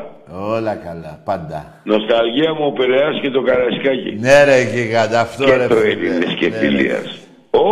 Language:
Greek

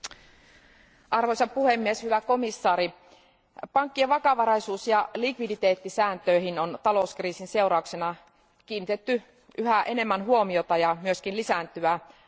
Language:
Finnish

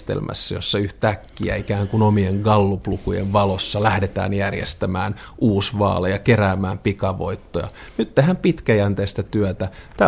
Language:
Finnish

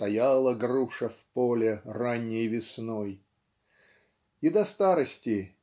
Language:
Russian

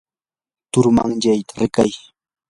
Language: Yanahuanca Pasco Quechua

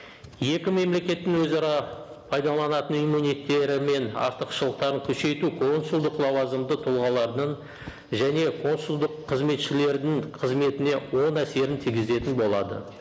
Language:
Kazakh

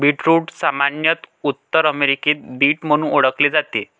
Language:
Marathi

